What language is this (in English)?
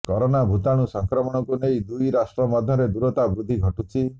Odia